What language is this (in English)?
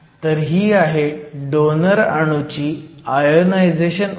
Marathi